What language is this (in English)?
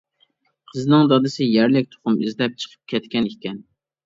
Uyghur